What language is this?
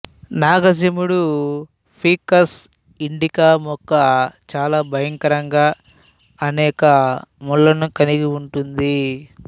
Telugu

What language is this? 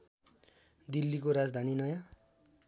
Nepali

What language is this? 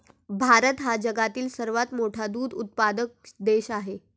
Marathi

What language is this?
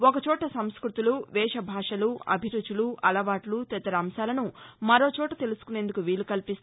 Telugu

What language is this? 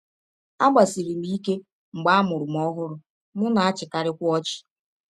Igbo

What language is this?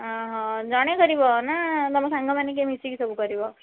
Odia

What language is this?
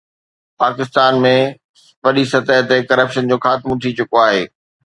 Sindhi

